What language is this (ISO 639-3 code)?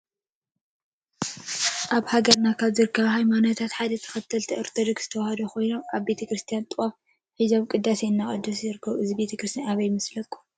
tir